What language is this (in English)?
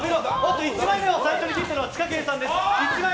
Japanese